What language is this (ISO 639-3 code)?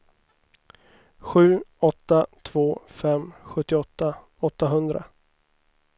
swe